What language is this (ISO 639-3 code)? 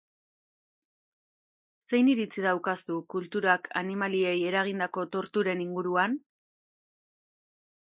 eus